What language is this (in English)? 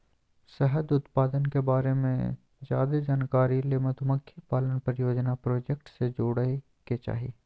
Magahi